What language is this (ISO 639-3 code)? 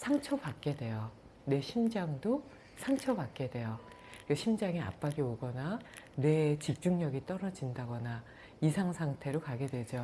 kor